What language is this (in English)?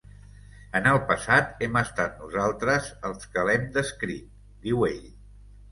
Catalan